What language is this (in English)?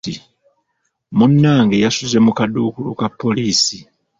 Ganda